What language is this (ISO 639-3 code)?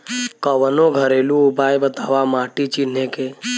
bho